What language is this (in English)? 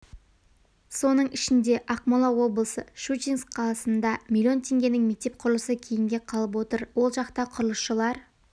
Kazakh